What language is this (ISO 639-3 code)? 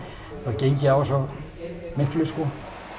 isl